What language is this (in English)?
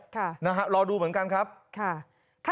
Thai